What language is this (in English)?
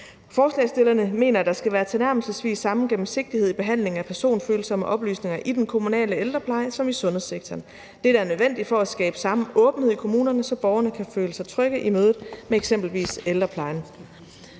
Danish